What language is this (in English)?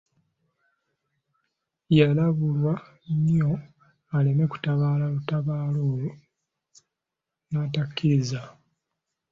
Ganda